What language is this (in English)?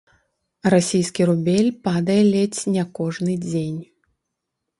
Belarusian